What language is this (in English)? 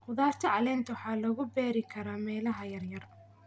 Somali